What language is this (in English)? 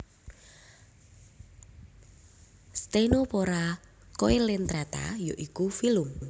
Javanese